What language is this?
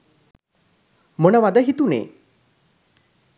Sinhala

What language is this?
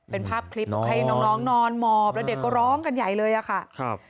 Thai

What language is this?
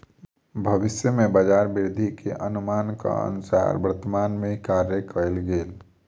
Maithili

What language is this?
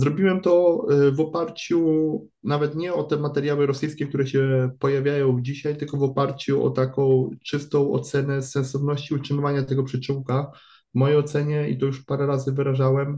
Polish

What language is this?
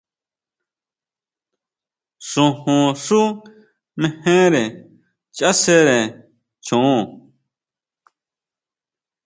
Huautla Mazatec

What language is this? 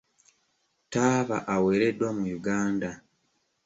Ganda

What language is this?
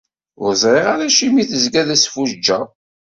Kabyle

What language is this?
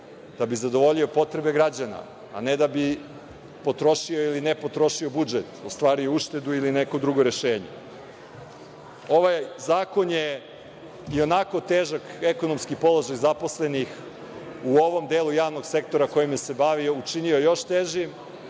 Serbian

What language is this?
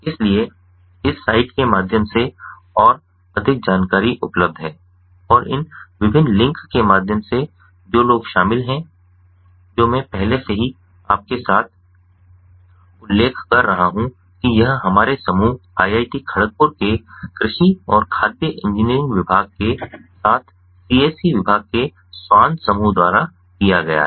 Hindi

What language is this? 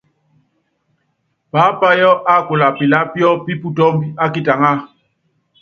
Yangben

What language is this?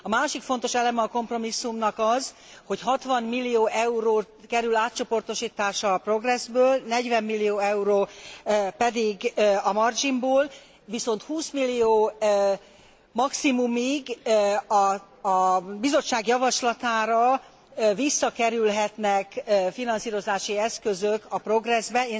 Hungarian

